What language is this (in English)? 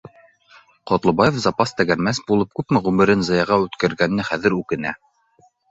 Bashkir